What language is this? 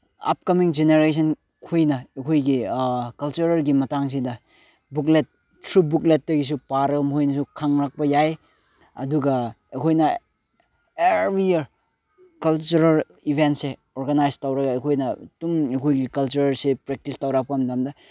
Manipuri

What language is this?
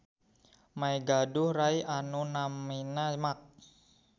Sundanese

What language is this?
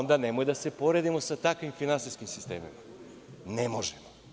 Serbian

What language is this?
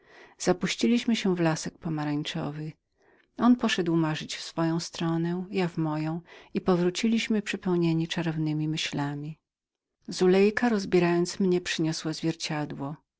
Polish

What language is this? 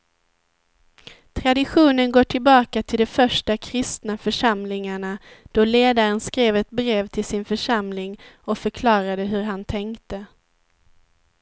Swedish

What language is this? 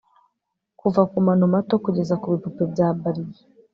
Kinyarwanda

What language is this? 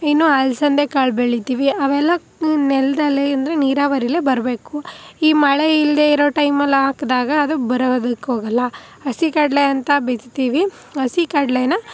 Kannada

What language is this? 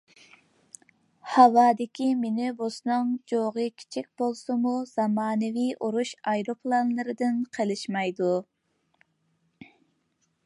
Uyghur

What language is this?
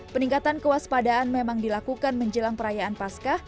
Indonesian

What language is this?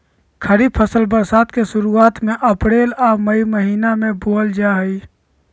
Magahi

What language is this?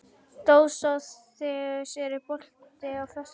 Icelandic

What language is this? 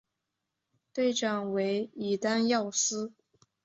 Chinese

